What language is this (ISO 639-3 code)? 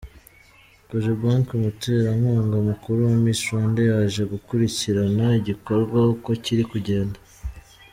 kin